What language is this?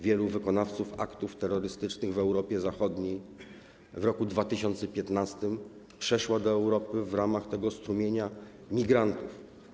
Polish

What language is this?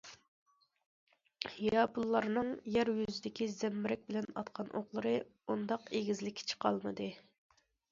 Uyghur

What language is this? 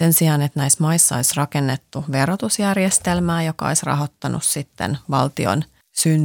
Finnish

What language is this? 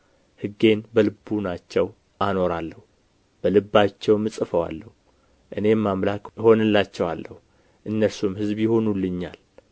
Amharic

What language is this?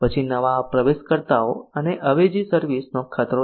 Gujarati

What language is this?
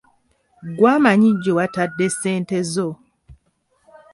Ganda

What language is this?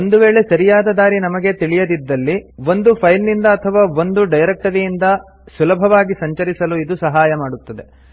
Kannada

